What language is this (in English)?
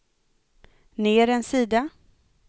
Swedish